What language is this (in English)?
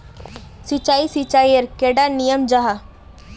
Magahi